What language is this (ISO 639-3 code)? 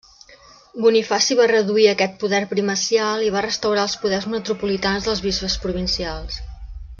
cat